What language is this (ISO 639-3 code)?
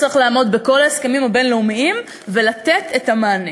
heb